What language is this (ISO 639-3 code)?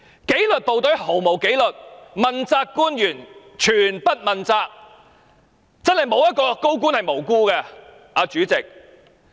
yue